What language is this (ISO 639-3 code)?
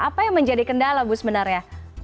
ind